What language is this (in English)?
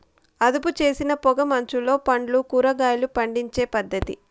Telugu